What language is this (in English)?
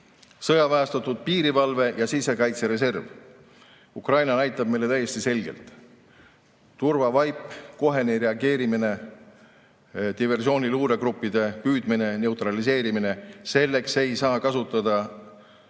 Estonian